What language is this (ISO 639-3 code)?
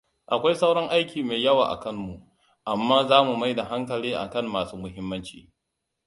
hau